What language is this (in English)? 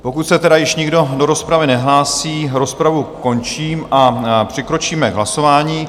Czech